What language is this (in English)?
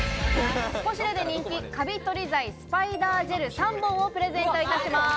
Japanese